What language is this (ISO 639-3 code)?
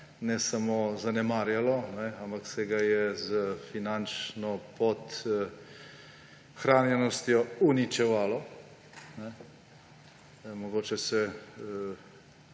slv